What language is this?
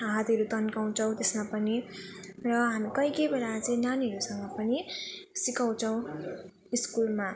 Nepali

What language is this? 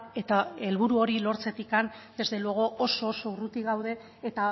Basque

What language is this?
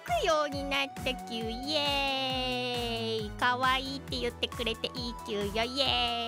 Japanese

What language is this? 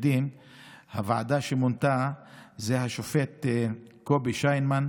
Hebrew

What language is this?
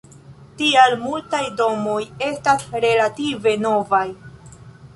Esperanto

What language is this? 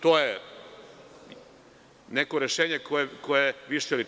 Serbian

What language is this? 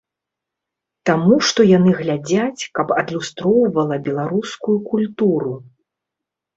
Belarusian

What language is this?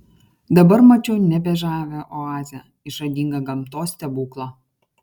Lithuanian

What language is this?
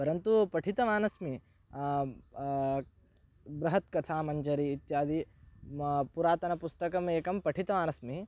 Sanskrit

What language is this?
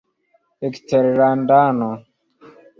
Esperanto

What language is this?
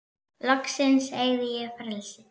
Icelandic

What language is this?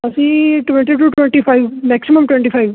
Punjabi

